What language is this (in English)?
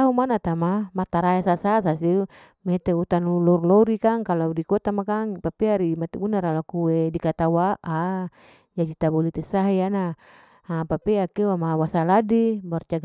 Larike-Wakasihu